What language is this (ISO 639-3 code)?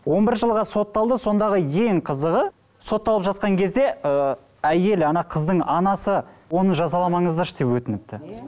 kaz